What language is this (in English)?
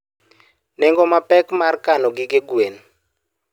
Luo (Kenya and Tanzania)